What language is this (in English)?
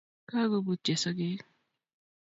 Kalenjin